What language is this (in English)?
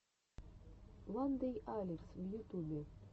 Russian